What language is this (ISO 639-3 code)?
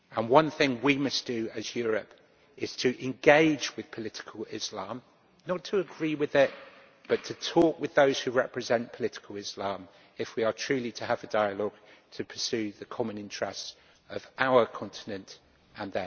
eng